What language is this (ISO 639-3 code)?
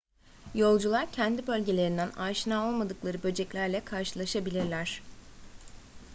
tur